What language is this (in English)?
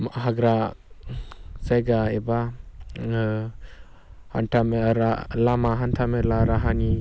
Bodo